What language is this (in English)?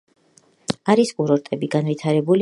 Georgian